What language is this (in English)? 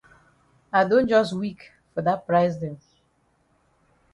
Cameroon Pidgin